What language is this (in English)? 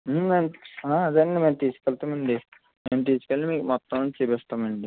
Telugu